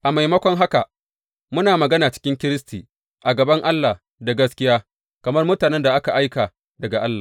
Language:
Hausa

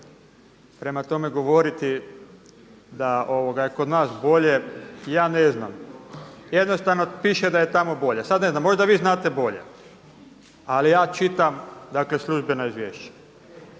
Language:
Croatian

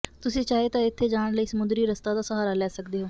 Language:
Punjabi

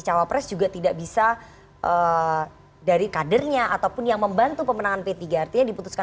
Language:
Indonesian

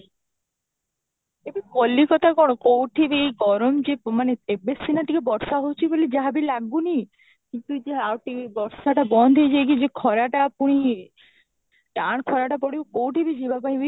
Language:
Odia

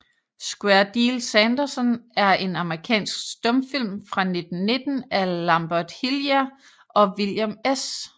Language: Danish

